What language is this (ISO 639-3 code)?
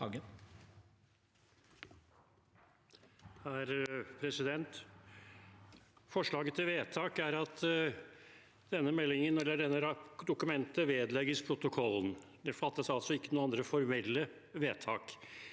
nor